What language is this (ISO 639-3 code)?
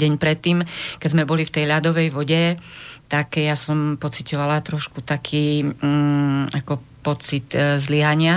slk